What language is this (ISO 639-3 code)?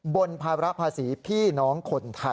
tha